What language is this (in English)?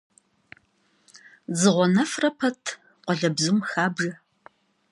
Kabardian